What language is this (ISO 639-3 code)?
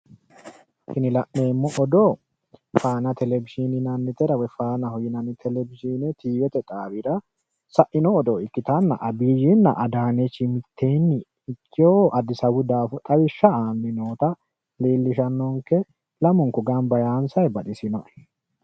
sid